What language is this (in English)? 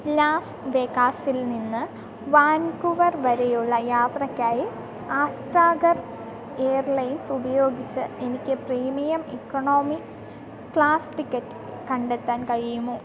Malayalam